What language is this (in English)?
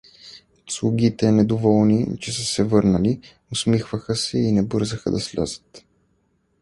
Bulgarian